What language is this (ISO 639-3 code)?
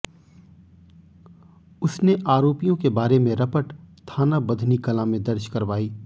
hin